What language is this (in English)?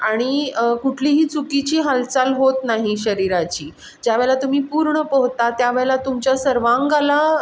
Marathi